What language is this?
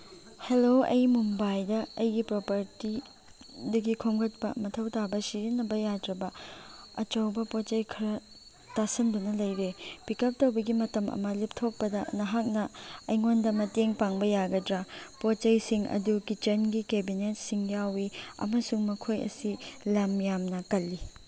Manipuri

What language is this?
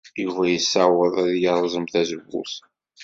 Kabyle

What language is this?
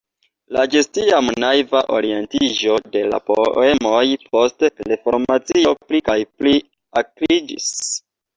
Esperanto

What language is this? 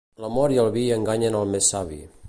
Catalan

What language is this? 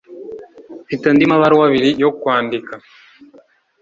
Kinyarwanda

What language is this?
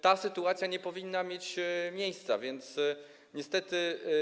Polish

